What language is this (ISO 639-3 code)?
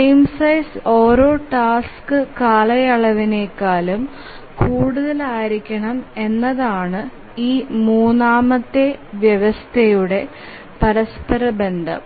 mal